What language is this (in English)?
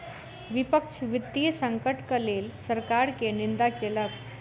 Maithili